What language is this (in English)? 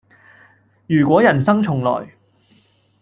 Cantonese